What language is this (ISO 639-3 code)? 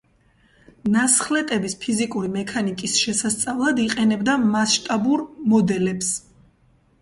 kat